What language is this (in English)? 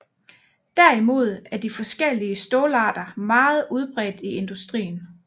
Danish